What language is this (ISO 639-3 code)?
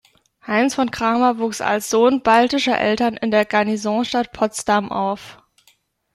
deu